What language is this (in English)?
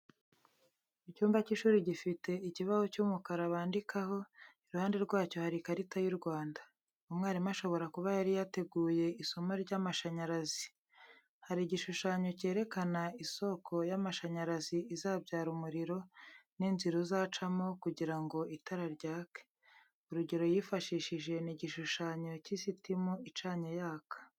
Kinyarwanda